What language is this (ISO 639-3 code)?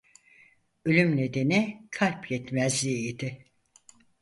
tur